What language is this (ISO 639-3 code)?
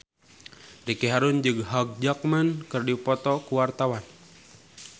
sun